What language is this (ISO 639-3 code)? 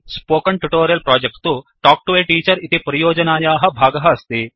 san